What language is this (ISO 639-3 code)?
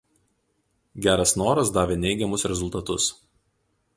lit